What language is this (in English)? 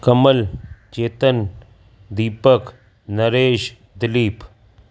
Sindhi